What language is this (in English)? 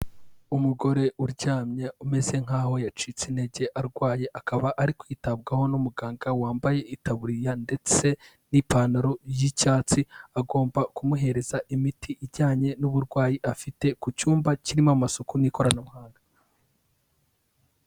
Kinyarwanda